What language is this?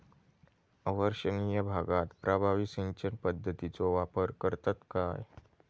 Marathi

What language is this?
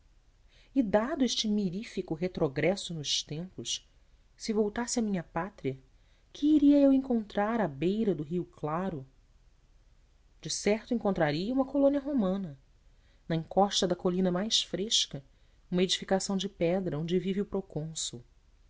Portuguese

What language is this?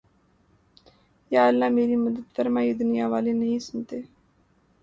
Urdu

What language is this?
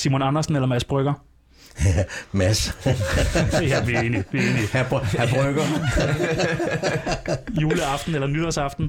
Danish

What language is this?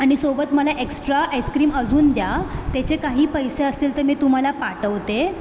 Marathi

